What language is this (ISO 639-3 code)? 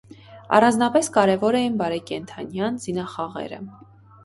hye